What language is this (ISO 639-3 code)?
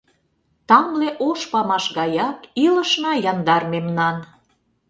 chm